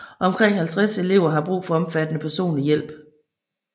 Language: Danish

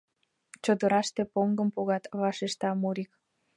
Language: Mari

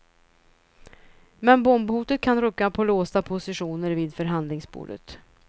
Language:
Swedish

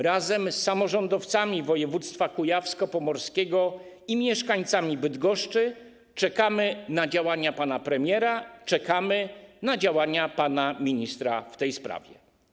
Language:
Polish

